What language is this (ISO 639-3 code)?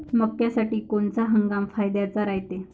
mar